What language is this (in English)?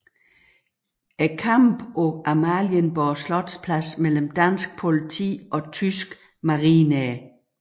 Danish